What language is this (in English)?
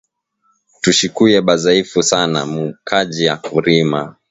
Swahili